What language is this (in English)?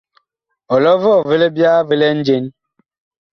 Bakoko